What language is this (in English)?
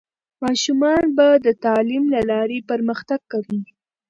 Pashto